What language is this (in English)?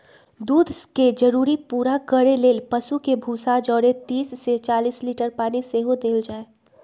Magahi